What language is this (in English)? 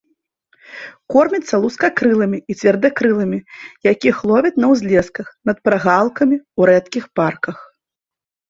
Belarusian